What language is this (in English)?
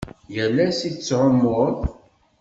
Kabyle